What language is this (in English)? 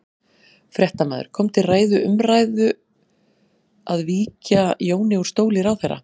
Icelandic